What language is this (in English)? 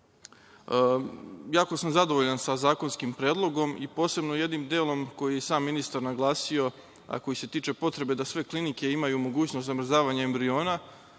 Serbian